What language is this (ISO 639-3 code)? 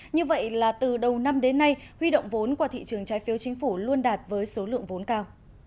vie